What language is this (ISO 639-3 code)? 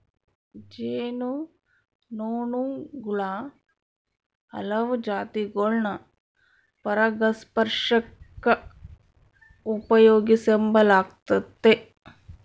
kan